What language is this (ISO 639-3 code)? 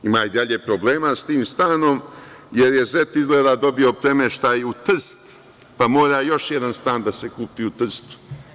srp